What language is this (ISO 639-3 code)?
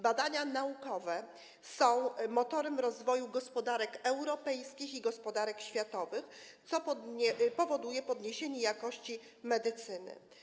pol